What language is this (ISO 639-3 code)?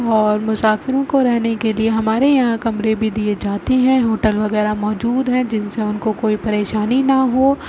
urd